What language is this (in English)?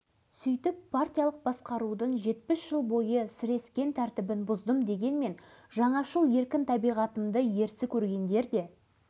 Kazakh